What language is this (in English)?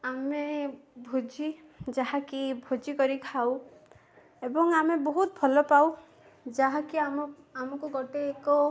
Odia